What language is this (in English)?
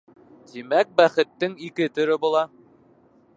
Bashkir